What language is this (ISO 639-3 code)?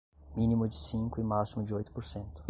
por